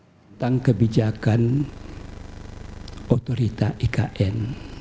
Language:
Indonesian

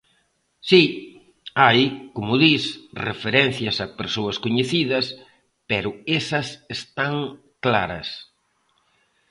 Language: Galician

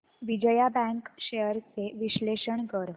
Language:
Marathi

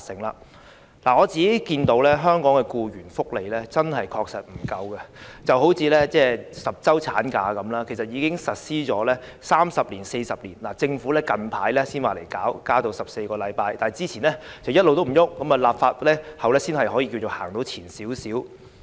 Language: Cantonese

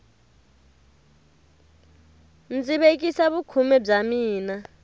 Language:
Tsonga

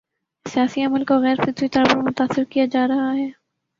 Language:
Urdu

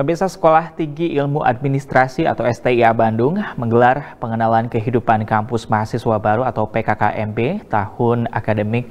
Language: Indonesian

